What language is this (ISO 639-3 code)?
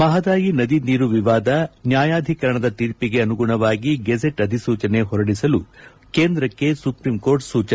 kan